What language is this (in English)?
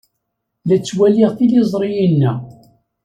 Kabyle